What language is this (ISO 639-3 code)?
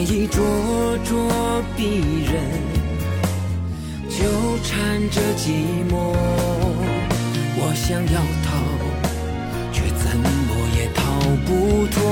zho